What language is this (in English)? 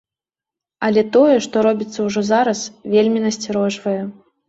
Belarusian